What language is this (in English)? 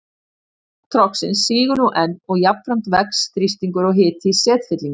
Icelandic